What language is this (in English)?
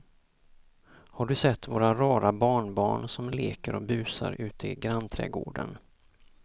Swedish